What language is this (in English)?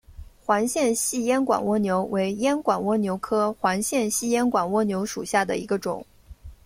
Chinese